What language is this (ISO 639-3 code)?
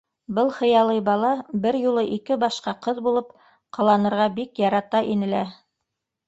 bak